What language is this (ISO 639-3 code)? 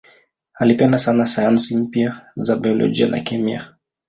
swa